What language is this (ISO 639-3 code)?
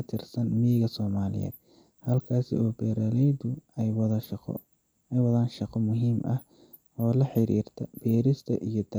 som